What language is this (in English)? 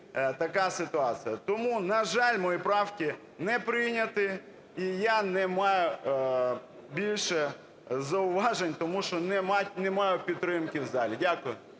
Ukrainian